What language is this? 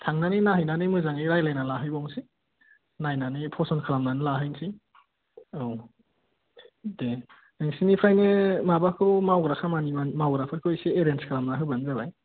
Bodo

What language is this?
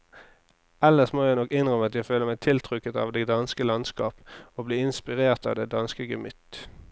Norwegian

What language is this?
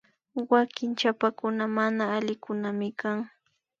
Imbabura Highland Quichua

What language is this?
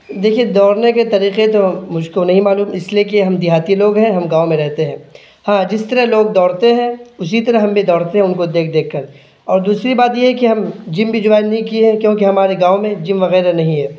Urdu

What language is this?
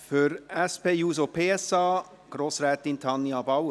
Swiss German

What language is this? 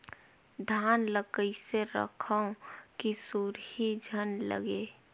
Chhattisgarhi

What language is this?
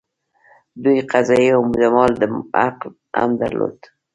Pashto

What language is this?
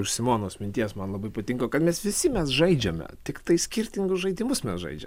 Lithuanian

